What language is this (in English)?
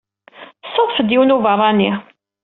Kabyle